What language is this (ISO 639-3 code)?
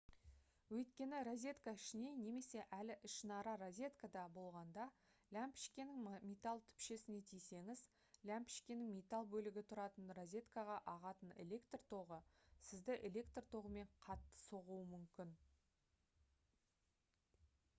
kaz